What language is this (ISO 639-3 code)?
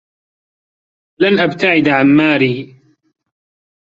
ara